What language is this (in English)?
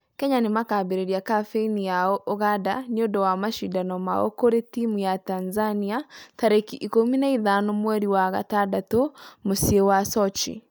Kikuyu